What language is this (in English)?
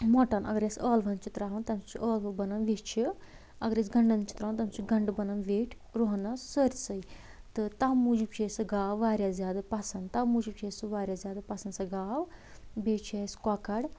Kashmiri